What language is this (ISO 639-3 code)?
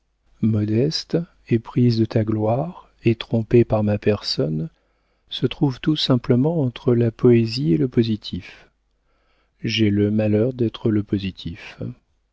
fra